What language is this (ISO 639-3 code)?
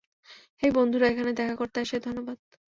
ben